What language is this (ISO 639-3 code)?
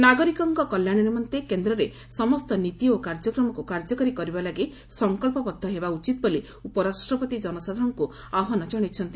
ori